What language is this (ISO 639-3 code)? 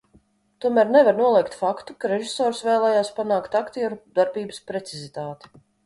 lav